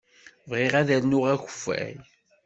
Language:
Kabyle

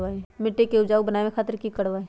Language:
Magahi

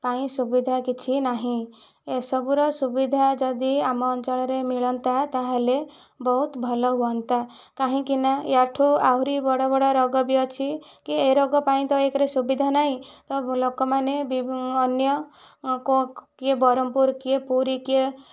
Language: Odia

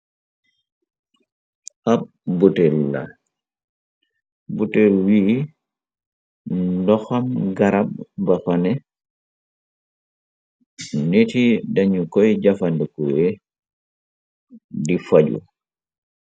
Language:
Wolof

